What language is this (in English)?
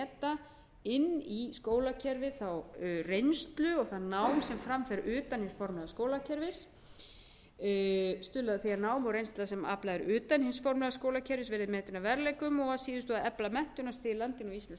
Icelandic